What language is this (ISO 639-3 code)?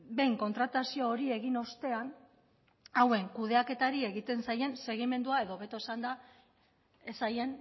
eus